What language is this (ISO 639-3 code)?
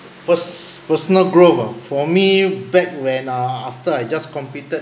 eng